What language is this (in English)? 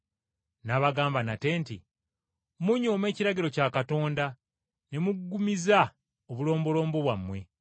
Ganda